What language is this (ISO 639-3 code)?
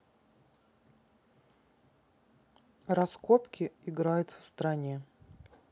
rus